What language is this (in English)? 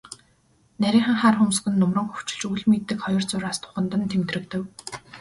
Mongolian